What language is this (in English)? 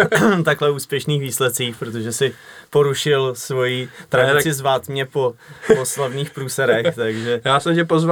Czech